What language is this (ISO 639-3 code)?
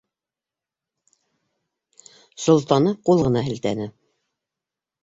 bak